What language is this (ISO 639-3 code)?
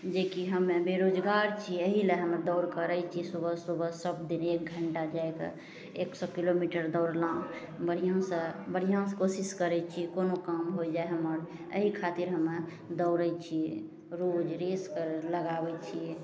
mai